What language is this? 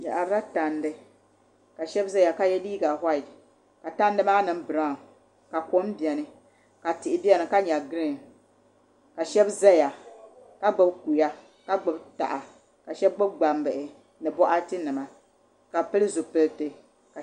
Dagbani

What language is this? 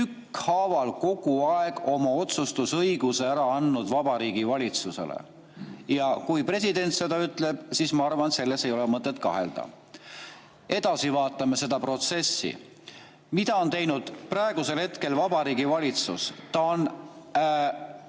Estonian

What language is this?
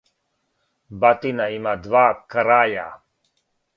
Serbian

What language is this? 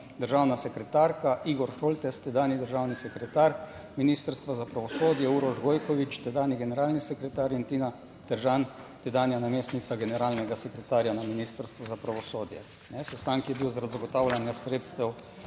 Slovenian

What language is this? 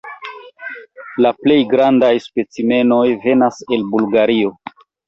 Esperanto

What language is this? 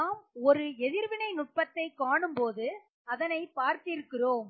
Tamil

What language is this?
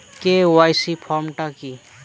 Bangla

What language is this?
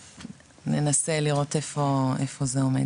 Hebrew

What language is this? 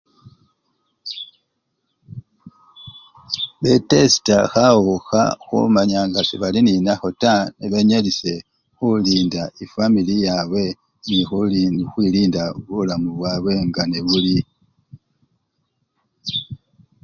Luyia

